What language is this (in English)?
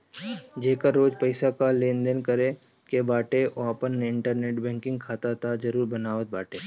Bhojpuri